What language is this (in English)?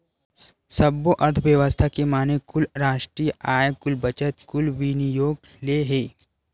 Chhattisgarhi